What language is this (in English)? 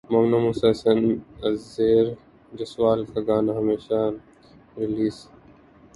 Urdu